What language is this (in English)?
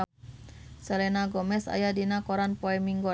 Sundanese